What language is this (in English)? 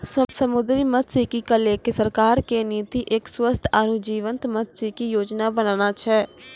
Maithili